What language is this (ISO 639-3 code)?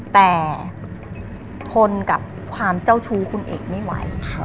tha